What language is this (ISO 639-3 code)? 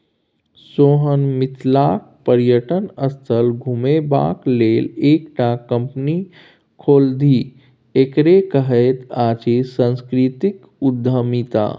mai